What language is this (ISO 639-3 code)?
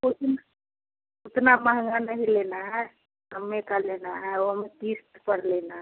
hin